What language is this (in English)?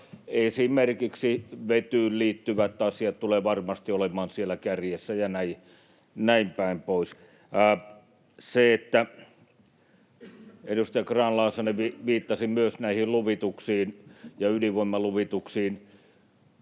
Finnish